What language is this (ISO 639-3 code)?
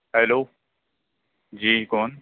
urd